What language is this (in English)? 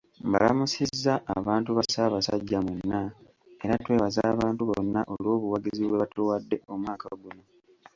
Ganda